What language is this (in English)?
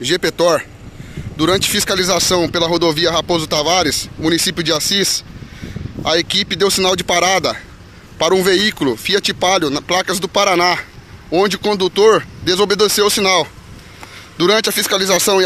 Portuguese